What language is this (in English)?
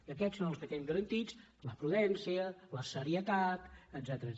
Catalan